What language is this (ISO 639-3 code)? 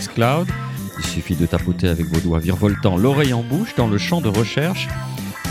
fra